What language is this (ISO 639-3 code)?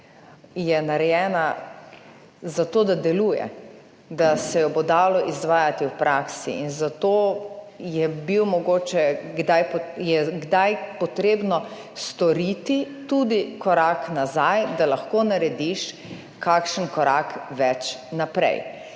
slv